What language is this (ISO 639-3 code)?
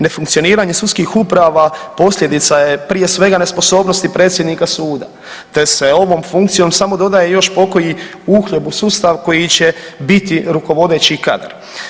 hrv